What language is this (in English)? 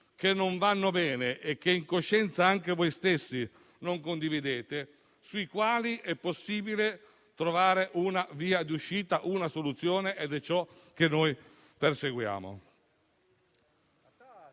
Italian